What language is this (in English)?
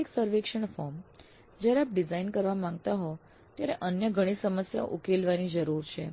Gujarati